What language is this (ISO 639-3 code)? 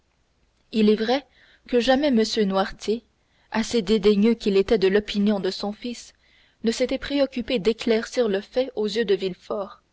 fra